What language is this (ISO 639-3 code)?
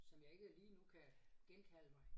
dan